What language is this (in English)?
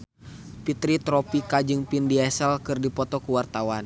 Sundanese